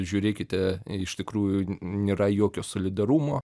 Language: Lithuanian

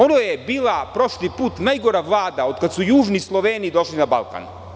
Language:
Serbian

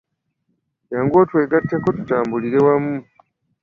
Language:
Ganda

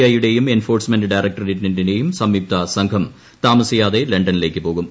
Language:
Malayalam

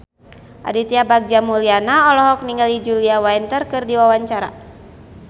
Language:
Sundanese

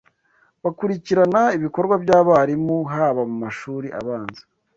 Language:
Kinyarwanda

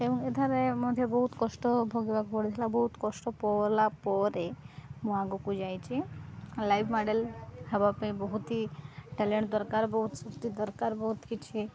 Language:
Odia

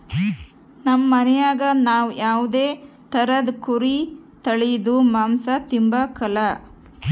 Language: Kannada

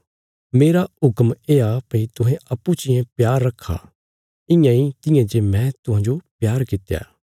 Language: Bilaspuri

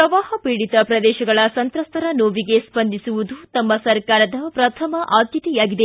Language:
Kannada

